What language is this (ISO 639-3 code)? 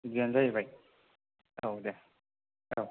brx